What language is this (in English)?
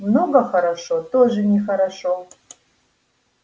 Russian